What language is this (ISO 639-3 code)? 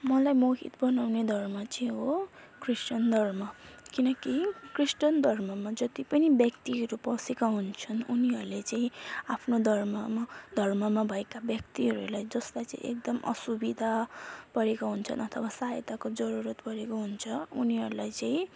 nep